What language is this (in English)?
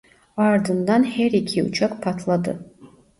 Turkish